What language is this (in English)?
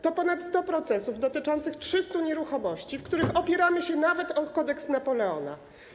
Polish